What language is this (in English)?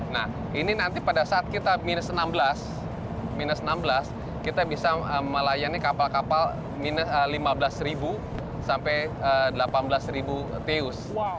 Indonesian